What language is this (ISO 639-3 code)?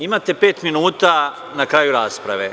srp